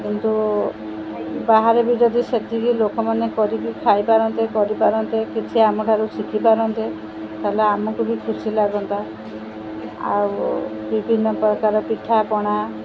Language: Odia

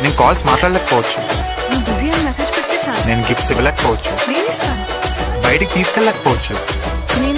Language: Romanian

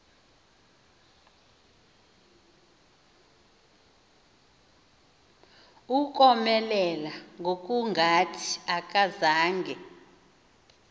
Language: Xhosa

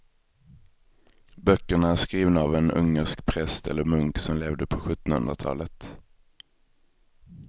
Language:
Swedish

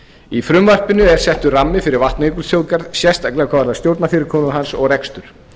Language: Icelandic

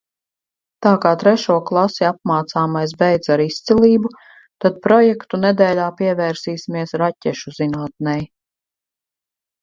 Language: Latvian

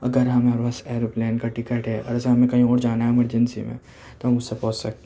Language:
Urdu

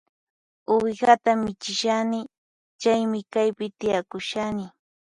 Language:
Puno Quechua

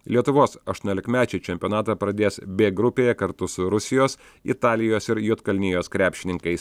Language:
Lithuanian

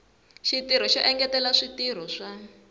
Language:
Tsonga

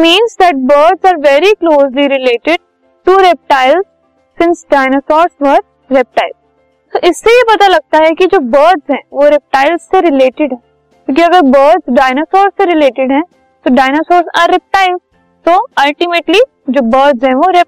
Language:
Hindi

